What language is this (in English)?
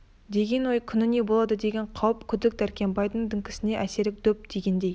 Kazakh